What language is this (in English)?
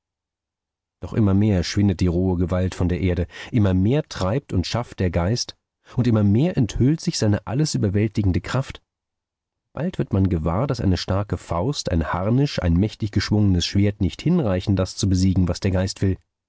German